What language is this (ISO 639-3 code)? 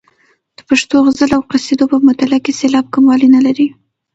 pus